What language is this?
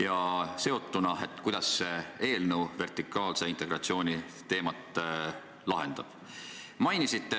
Estonian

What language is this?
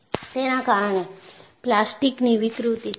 Gujarati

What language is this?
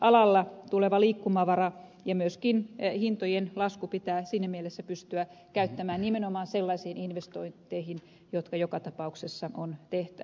Finnish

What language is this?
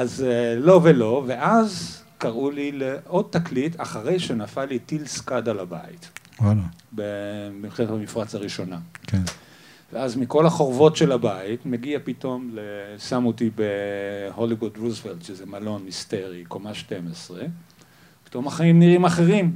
Hebrew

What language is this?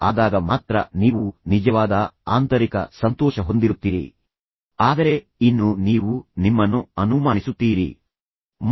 Kannada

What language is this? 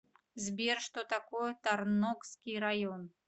Russian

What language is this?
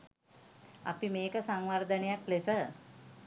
Sinhala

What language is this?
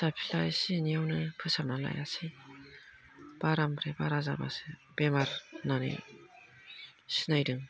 Bodo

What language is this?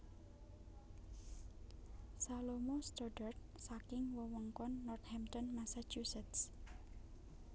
Javanese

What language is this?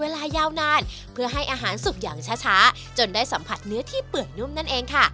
Thai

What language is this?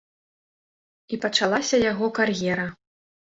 Belarusian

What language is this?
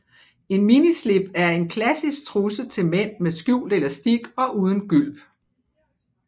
Danish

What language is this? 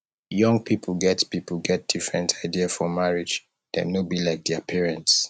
Nigerian Pidgin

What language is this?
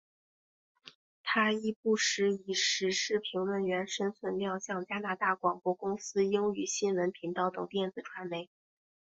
Chinese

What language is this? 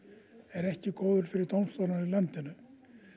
Icelandic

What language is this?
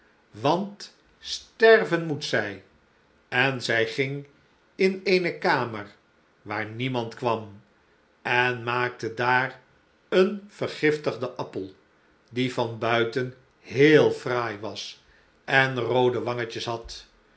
Dutch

